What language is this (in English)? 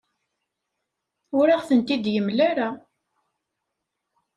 Kabyle